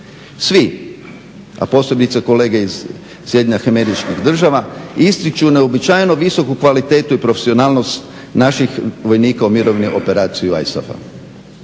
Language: Croatian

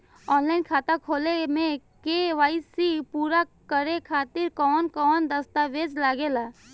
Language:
Bhojpuri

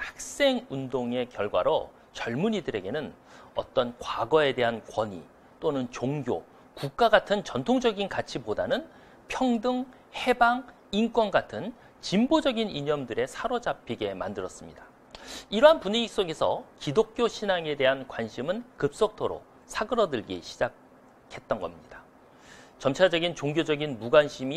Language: Korean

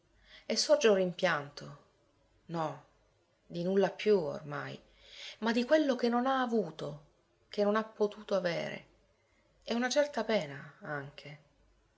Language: Italian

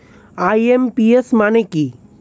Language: Bangla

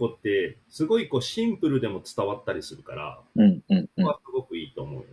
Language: Japanese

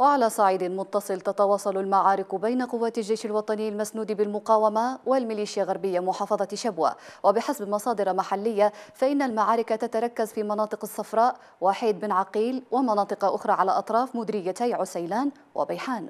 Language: Arabic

